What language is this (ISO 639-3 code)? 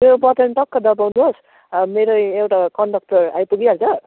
nep